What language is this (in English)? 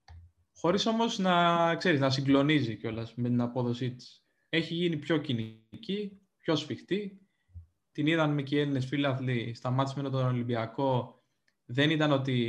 Greek